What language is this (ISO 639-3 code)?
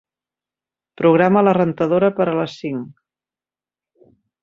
cat